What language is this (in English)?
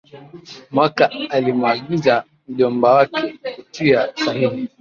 Swahili